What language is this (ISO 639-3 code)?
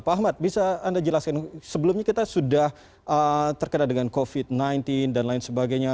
ind